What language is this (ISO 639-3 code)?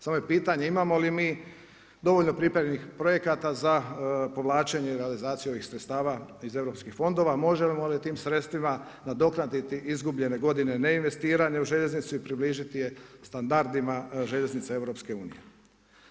hrv